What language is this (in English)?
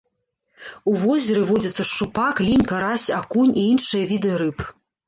Belarusian